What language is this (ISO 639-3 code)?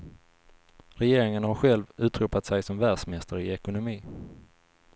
swe